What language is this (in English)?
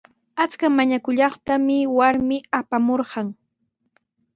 Sihuas Ancash Quechua